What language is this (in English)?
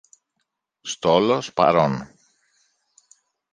Greek